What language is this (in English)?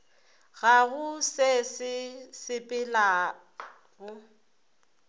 Northern Sotho